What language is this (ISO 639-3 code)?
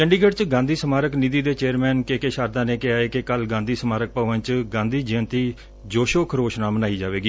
pan